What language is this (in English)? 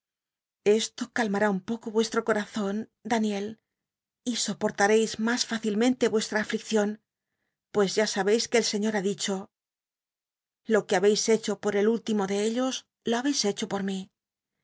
Spanish